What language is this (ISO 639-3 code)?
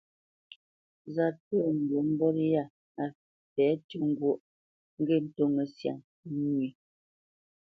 bce